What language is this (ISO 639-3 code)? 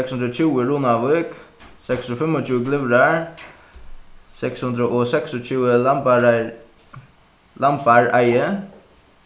fao